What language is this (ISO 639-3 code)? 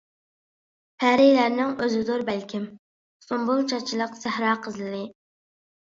uig